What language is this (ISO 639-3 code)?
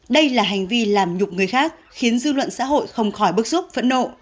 vie